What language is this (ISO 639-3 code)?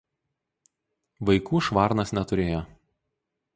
lit